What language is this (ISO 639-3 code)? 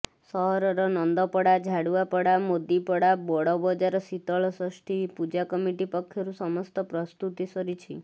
ori